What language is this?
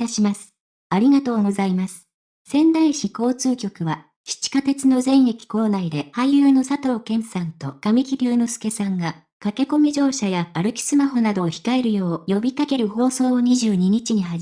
Japanese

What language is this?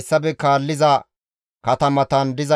Gamo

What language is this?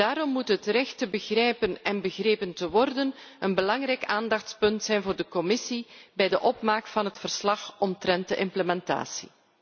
Dutch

